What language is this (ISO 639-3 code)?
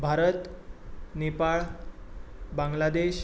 kok